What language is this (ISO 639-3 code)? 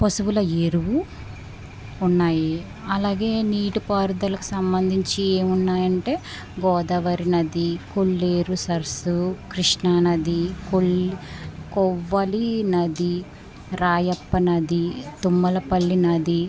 tel